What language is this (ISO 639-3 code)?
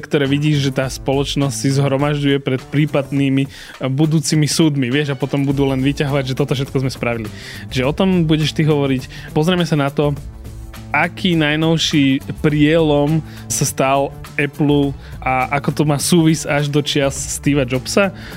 slk